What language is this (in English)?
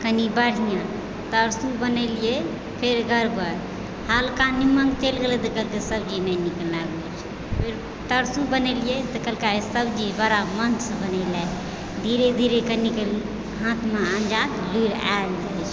Maithili